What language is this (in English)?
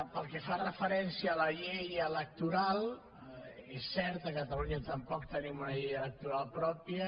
Catalan